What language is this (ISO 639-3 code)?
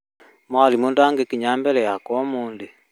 kik